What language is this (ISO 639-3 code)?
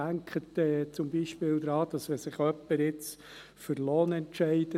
gsw